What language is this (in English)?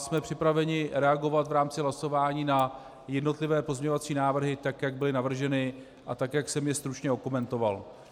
Czech